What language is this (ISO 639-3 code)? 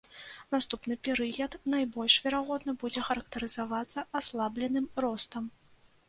bel